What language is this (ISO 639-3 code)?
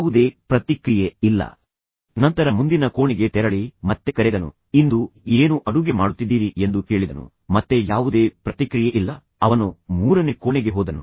kan